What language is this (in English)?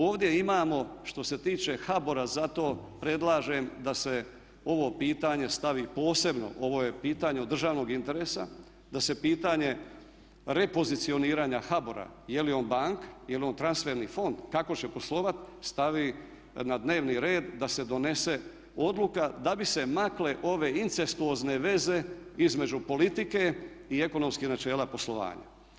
Croatian